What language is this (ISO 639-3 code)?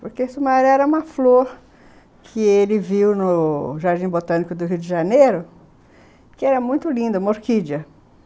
por